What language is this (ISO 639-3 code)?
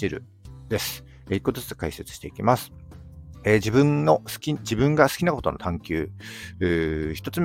jpn